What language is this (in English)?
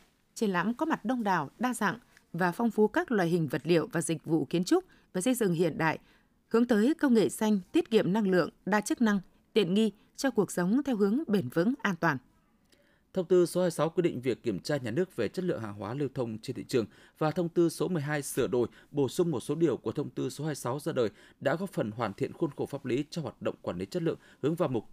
Vietnamese